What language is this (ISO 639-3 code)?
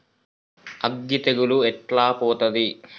tel